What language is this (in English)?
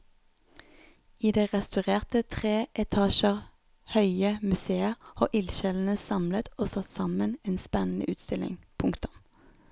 Norwegian